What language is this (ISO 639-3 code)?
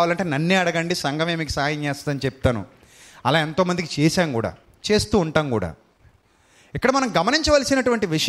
tel